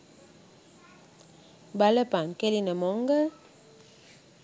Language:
Sinhala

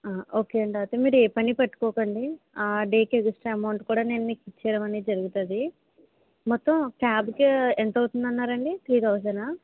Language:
Telugu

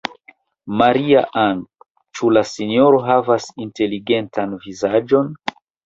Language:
Esperanto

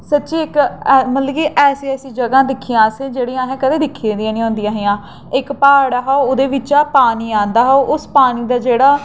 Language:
Dogri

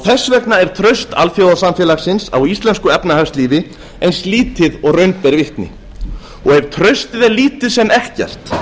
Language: Icelandic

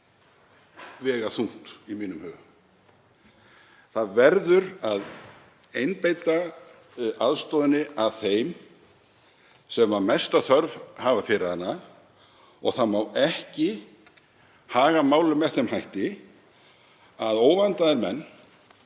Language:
Icelandic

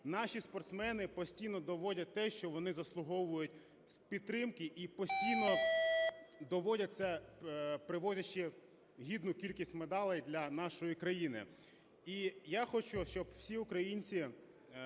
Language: Ukrainian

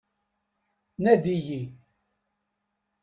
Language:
Kabyle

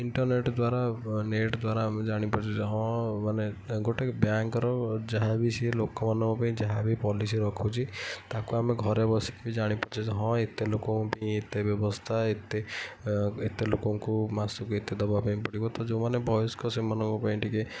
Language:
Odia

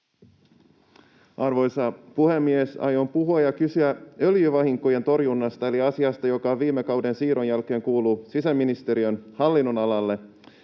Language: Finnish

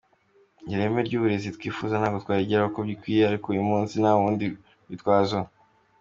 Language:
Kinyarwanda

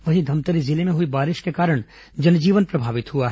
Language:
Hindi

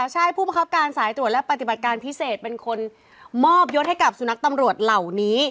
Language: Thai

